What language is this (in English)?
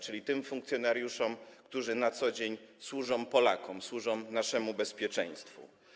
Polish